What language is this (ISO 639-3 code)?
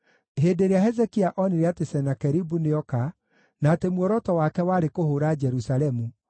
kik